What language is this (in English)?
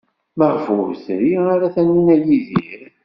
Kabyle